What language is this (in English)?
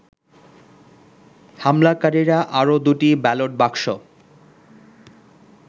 Bangla